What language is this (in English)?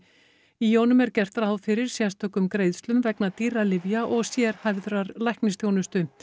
Icelandic